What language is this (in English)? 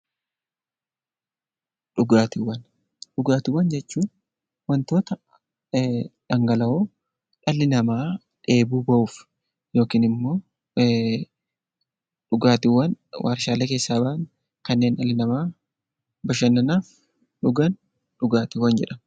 Oromo